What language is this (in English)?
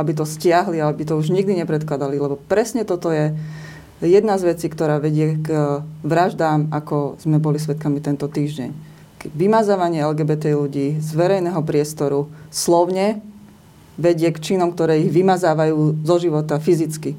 Slovak